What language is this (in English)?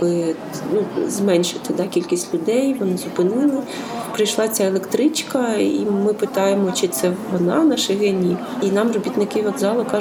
Ukrainian